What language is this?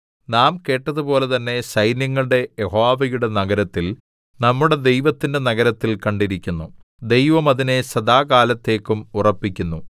Malayalam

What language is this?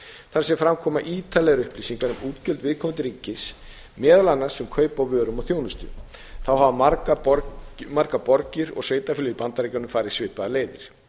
Icelandic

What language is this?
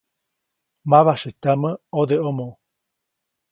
Copainalá Zoque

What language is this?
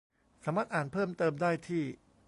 Thai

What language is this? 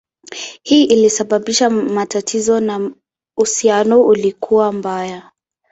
Swahili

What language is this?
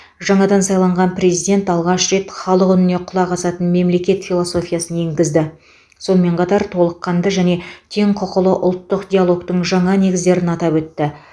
Kazakh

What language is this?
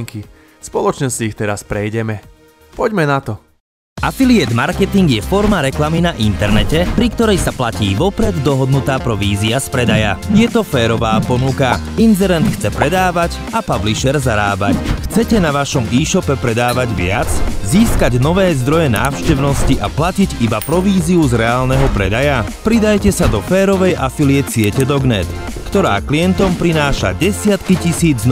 Slovak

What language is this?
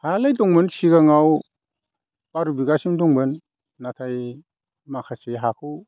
Bodo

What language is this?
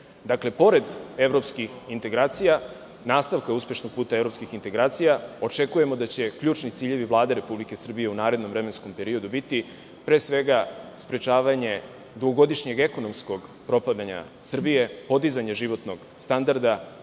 Serbian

